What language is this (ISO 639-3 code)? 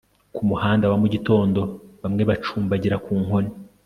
kin